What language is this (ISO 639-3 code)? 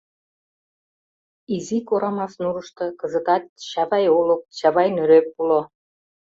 chm